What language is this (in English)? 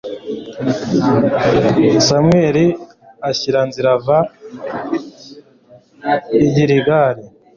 Kinyarwanda